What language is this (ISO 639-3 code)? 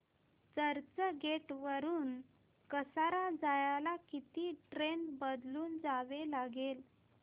mar